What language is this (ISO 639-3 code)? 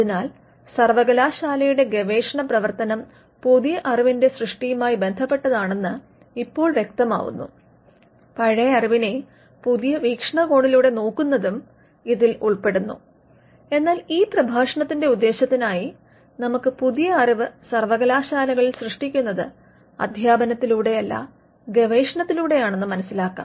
mal